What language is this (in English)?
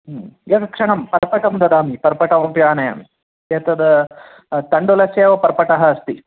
Sanskrit